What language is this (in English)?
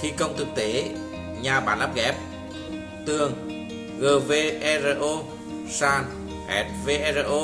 Vietnamese